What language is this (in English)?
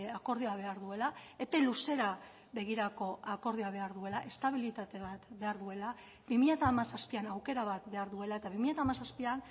Basque